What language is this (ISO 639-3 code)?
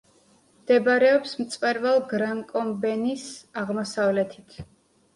kat